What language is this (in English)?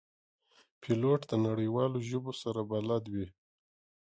Pashto